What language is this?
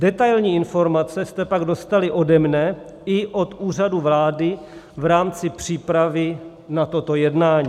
Czech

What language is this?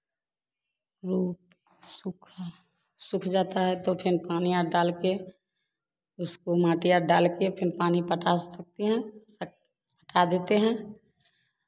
Hindi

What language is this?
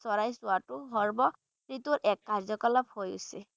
Bangla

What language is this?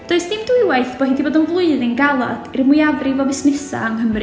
Welsh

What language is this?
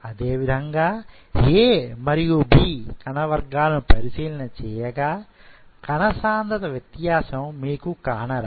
Telugu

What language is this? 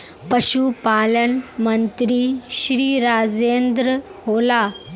Magahi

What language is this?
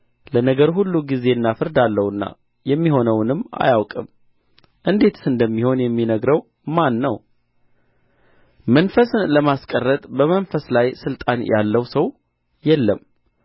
Amharic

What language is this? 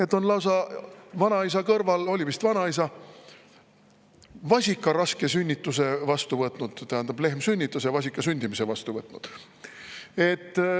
Estonian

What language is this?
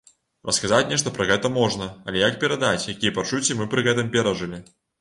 Belarusian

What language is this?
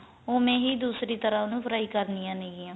Punjabi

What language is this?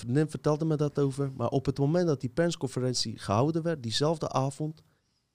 Dutch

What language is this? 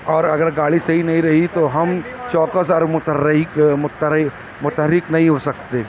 Urdu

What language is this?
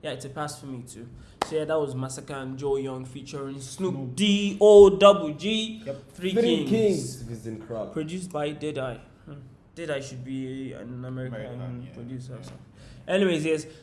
Turkish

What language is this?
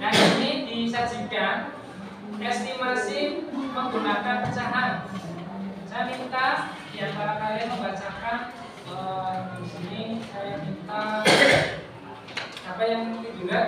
Indonesian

